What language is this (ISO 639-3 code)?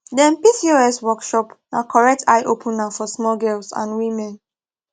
pcm